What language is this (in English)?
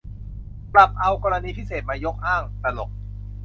Thai